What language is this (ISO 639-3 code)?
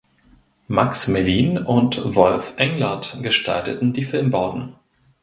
deu